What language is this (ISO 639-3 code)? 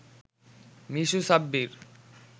ben